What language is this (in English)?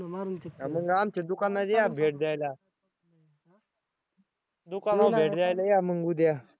Marathi